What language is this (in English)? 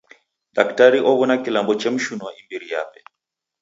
Taita